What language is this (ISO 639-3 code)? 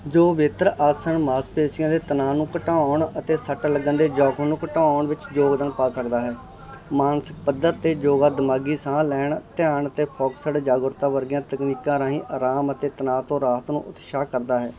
pan